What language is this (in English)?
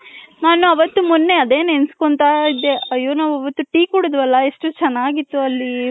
Kannada